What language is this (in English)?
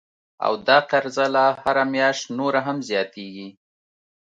Pashto